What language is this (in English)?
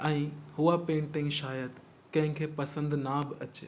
Sindhi